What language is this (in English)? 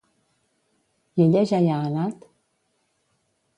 Catalan